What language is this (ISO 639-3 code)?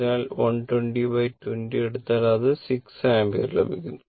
mal